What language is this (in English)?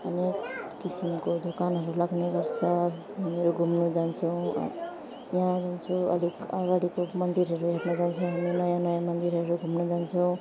Nepali